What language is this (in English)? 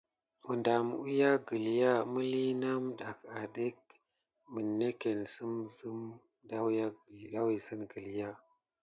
Gidar